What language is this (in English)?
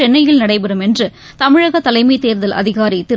Tamil